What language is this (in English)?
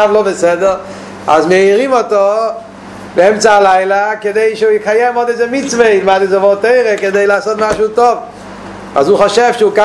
Hebrew